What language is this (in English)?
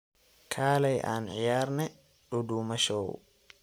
Somali